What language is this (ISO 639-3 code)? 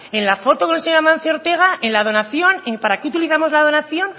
spa